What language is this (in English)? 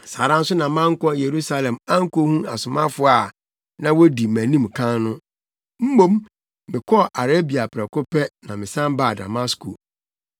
Akan